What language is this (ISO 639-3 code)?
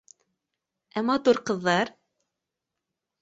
bak